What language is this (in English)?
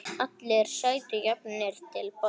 Icelandic